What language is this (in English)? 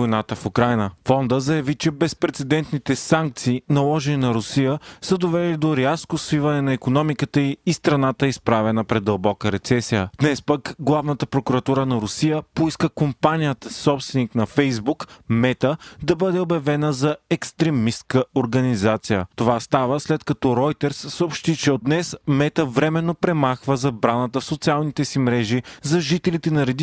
Bulgarian